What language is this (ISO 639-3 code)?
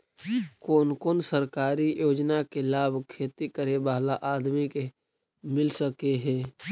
mag